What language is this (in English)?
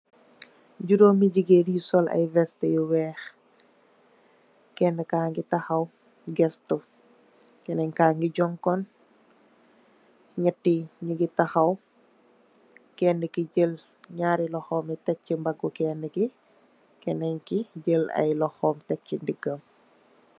Wolof